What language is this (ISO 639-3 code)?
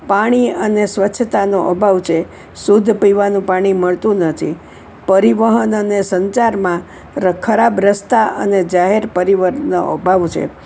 guj